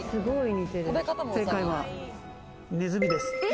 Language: Japanese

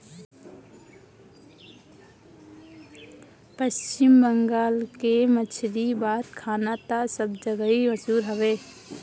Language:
Bhojpuri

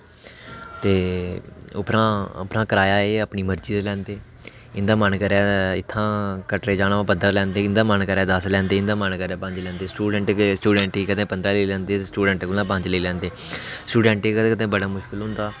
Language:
Dogri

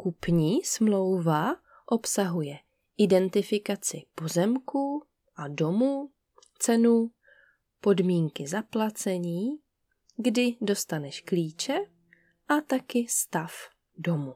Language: Czech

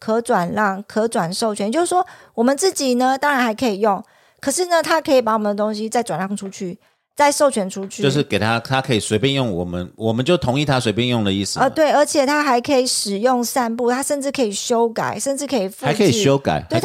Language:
Chinese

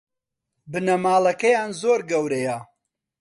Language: Central Kurdish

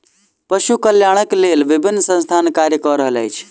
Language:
Maithili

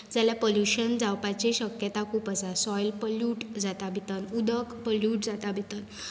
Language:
Konkani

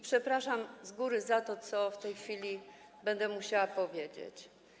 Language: Polish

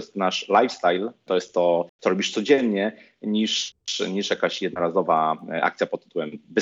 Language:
Polish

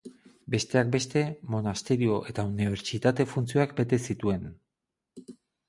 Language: Basque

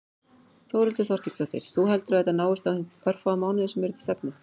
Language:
Icelandic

